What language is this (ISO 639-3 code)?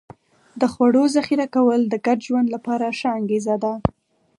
pus